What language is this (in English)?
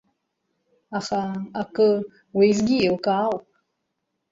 Abkhazian